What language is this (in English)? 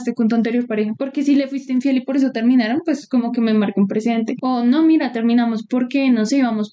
Spanish